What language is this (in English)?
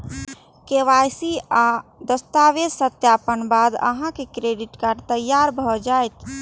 Maithili